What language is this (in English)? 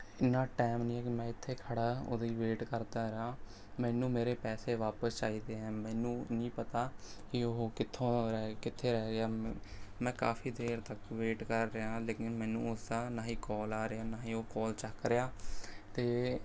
Punjabi